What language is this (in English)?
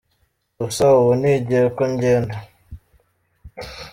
Kinyarwanda